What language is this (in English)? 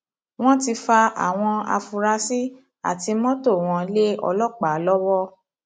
Yoruba